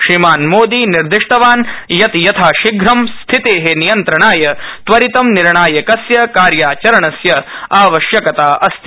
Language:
Sanskrit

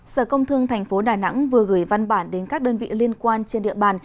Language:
Vietnamese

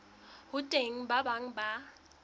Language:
Southern Sotho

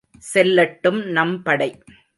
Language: Tamil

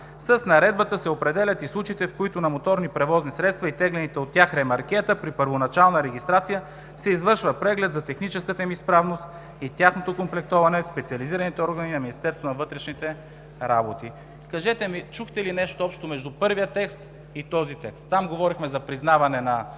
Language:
Bulgarian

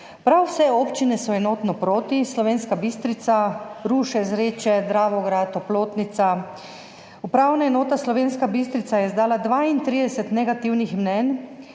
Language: Slovenian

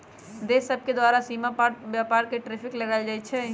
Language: Magahi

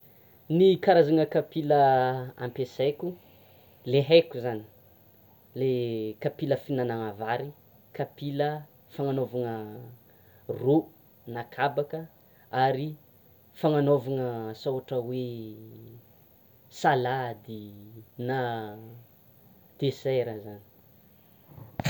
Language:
Tsimihety Malagasy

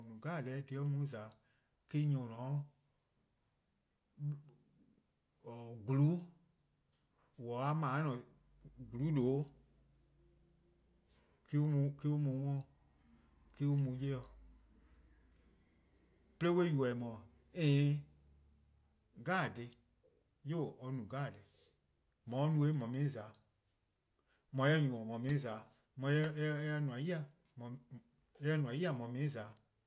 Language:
Eastern Krahn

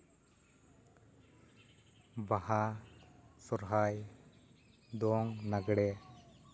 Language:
Santali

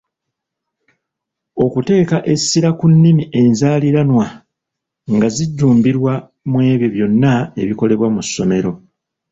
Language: Ganda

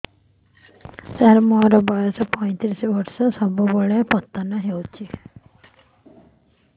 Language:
Odia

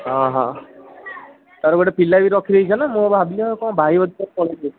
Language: Odia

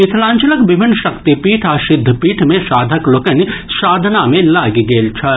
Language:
Maithili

